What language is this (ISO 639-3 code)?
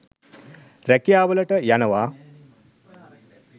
sin